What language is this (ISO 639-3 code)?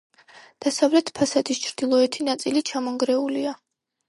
kat